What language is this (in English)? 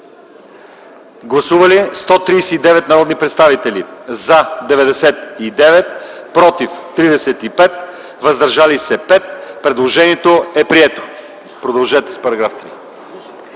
Bulgarian